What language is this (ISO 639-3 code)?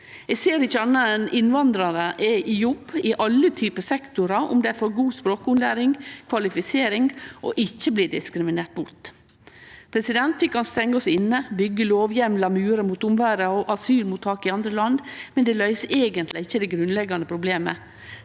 nor